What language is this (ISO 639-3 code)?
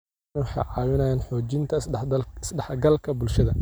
som